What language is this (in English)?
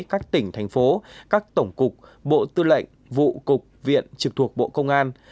Vietnamese